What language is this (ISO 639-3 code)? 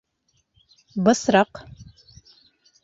bak